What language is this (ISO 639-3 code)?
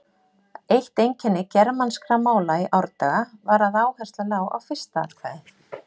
isl